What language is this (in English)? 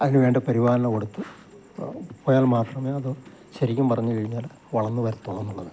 Malayalam